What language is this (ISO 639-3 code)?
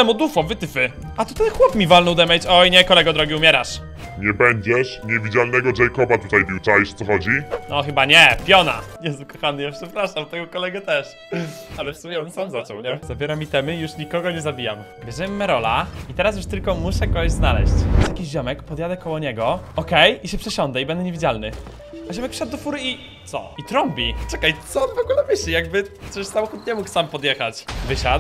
pol